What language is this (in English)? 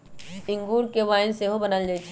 Magahi